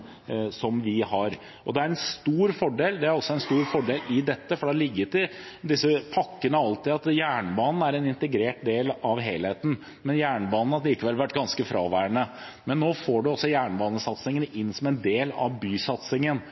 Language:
Norwegian Bokmål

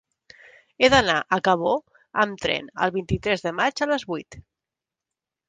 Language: Catalan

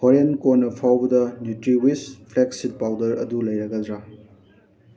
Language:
Manipuri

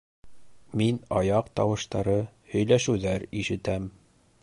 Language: Bashkir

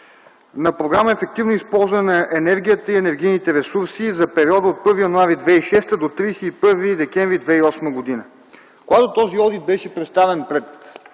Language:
Bulgarian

